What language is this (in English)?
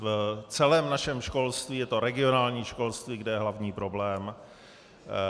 Czech